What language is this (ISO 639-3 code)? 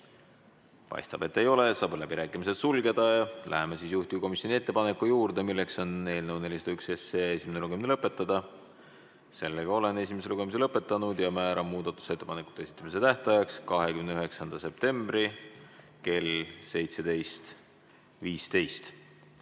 est